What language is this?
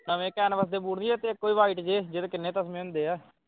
Punjabi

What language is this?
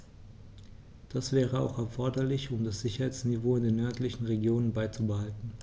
German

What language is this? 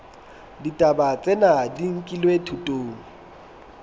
Southern Sotho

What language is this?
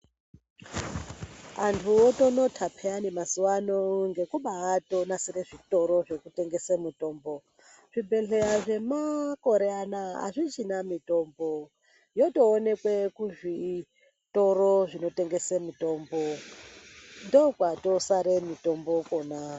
Ndau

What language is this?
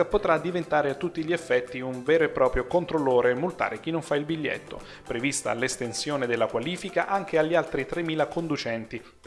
Italian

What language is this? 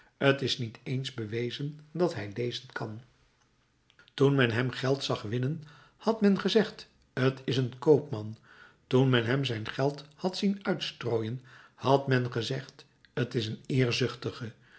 Dutch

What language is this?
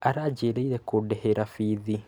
Kikuyu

